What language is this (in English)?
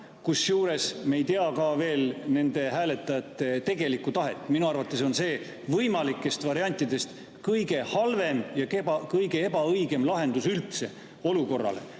Estonian